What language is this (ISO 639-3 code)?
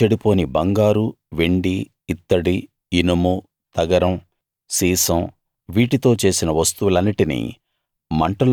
tel